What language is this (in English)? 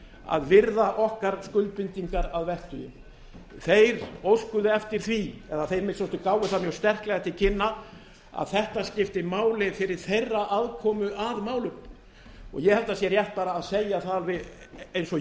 Icelandic